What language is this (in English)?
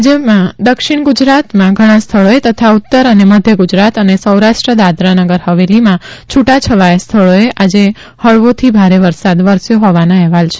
Gujarati